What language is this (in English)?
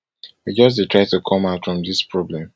Nigerian Pidgin